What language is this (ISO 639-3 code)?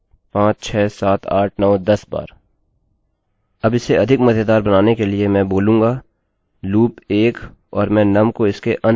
hin